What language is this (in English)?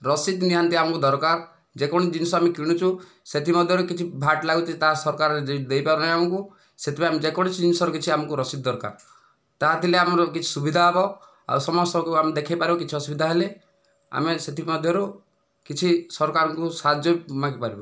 Odia